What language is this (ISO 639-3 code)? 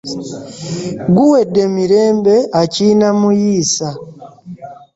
lug